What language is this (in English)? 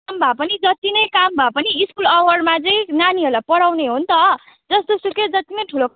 Nepali